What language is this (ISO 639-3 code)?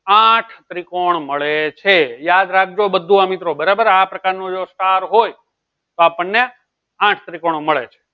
guj